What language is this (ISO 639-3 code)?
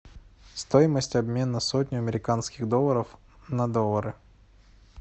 rus